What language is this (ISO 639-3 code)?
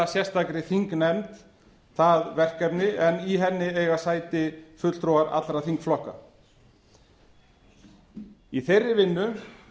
isl